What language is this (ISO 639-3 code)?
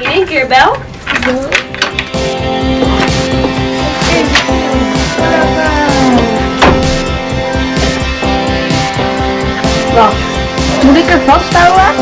nld